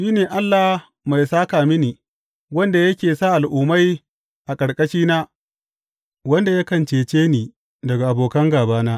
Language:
Hausa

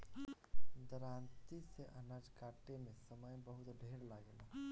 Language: Bhojpuri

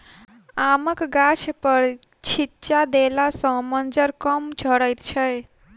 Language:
Maithili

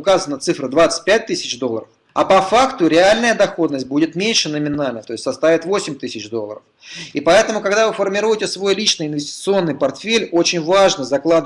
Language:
Russian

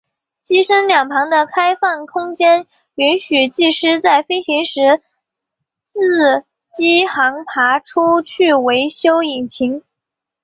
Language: Chinese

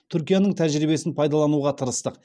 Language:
Kazakh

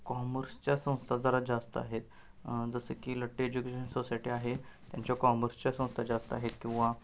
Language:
Marathi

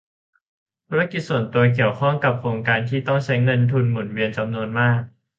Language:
Thai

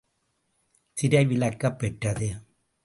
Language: Tamil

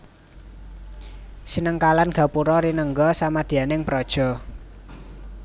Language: Javanese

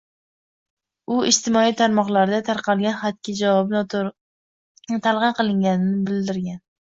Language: Uzbek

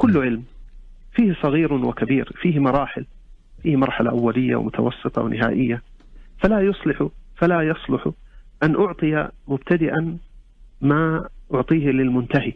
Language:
Arabic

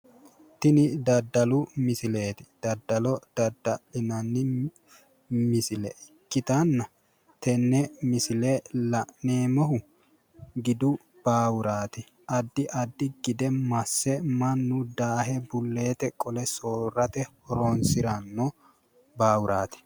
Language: Sidamo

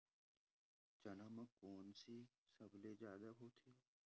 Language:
Chhattisgarhi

